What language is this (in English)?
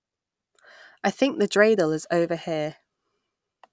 English